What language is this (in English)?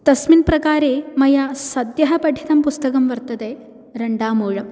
Sanskrit